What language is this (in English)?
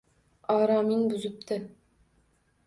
Uzbek